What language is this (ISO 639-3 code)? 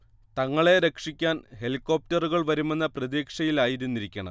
mal